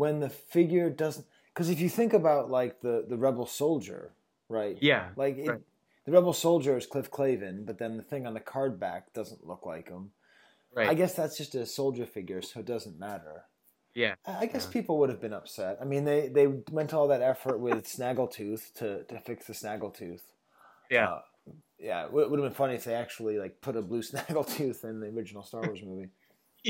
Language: English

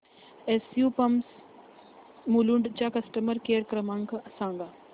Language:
Marathi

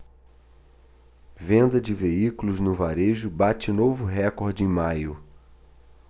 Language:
Portuguese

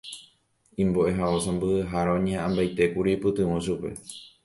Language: Guarani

